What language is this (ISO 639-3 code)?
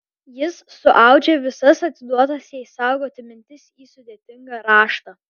lit